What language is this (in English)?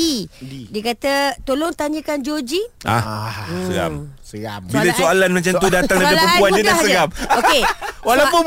Malay